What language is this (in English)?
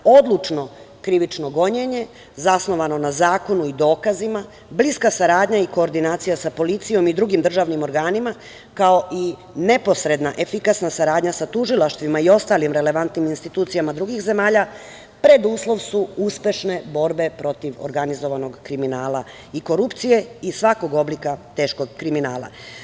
Serbian